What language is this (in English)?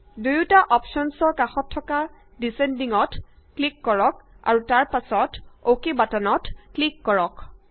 Assamese